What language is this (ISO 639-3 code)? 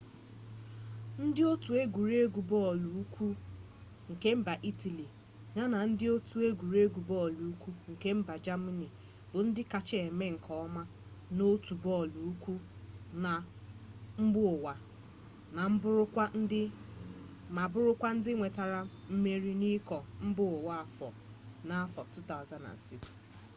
ibo